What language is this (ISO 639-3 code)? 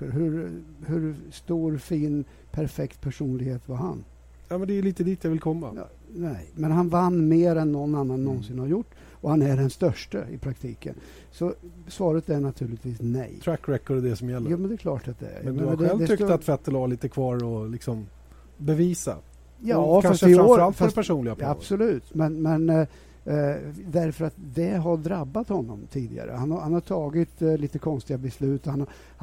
swe